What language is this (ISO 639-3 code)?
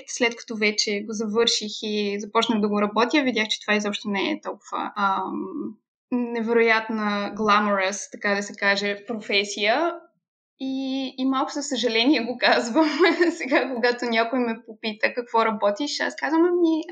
bul